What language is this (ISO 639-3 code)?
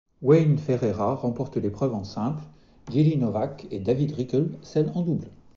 fra